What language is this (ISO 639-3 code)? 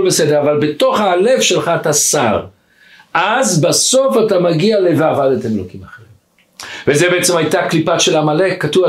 heb